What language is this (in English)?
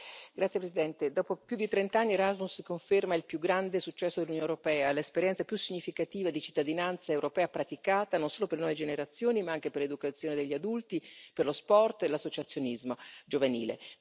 Italian